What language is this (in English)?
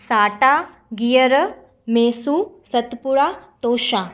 Sindhi